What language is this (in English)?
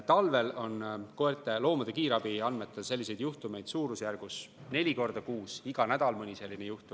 Estonian